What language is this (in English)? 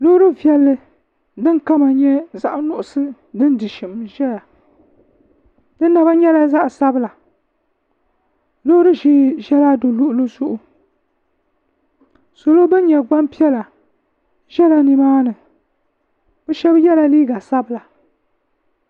Dagbani